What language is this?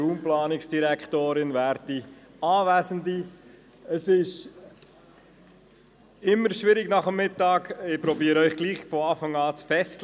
Swiss German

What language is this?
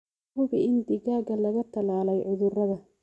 Somali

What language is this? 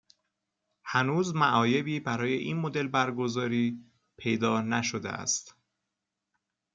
Persian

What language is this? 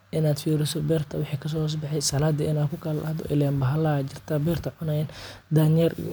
Somali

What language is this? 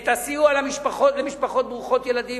Hebrew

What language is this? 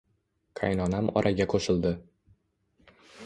Uzbek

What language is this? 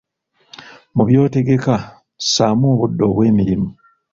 Ganda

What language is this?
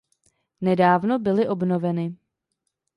Czech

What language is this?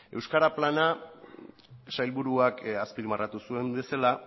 Basque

